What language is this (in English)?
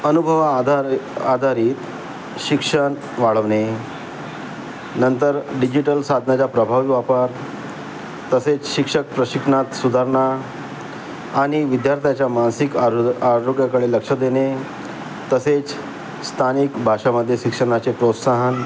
Marathi